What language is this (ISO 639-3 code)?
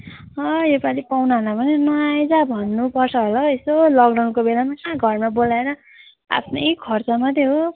nep